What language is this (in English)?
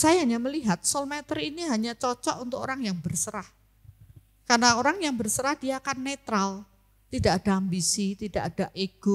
Indonesian